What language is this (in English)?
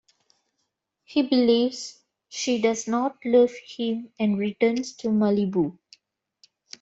English